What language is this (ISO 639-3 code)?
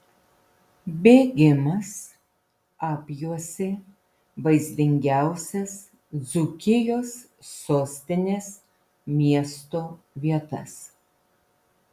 lit